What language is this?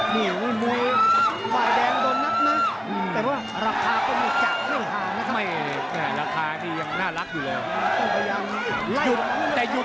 Thai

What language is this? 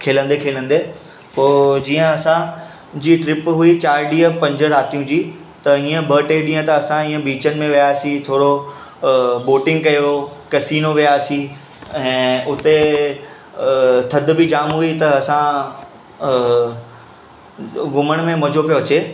Sindhi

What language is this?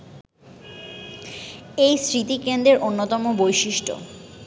Bangla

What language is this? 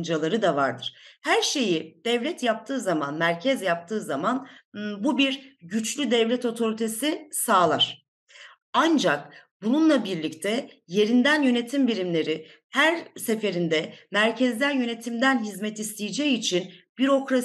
Turkish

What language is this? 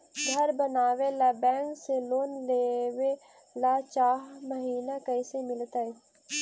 Magahi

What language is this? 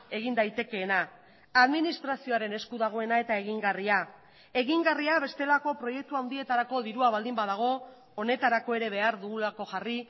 Basque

